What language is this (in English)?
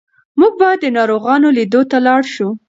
Pashto